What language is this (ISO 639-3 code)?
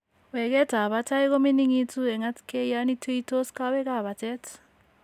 kln